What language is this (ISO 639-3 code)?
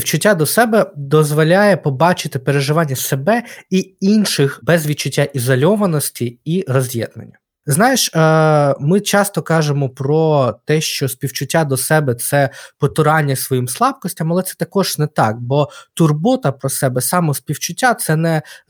ukr